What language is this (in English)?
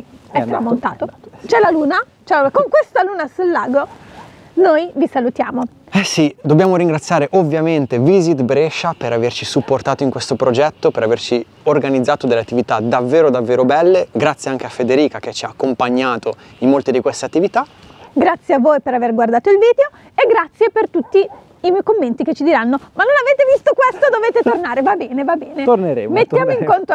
Italian